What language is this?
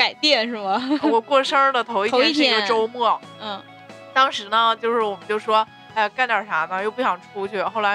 Chinese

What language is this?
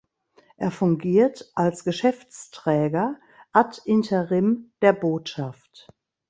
German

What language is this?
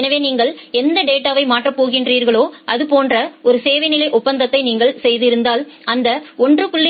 Tamil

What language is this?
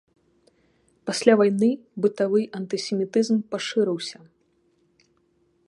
Belarusian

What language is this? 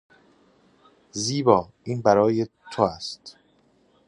Persian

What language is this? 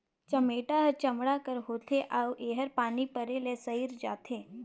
Chhattisgarhi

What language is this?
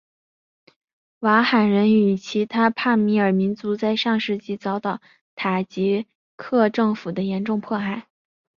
Chinese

